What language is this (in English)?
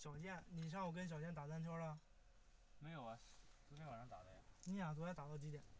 Chinese